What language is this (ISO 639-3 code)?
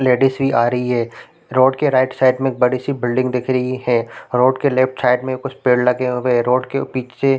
hin